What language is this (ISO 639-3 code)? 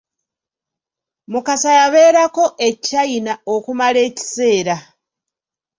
lug